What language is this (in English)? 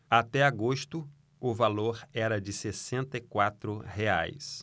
Portuguese